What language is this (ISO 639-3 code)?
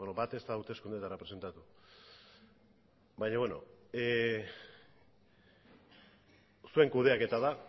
eus